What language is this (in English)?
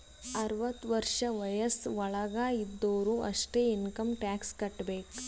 Kannada